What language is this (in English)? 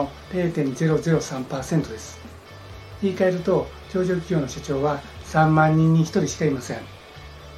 Japanese